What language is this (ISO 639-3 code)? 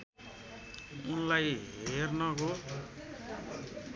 nep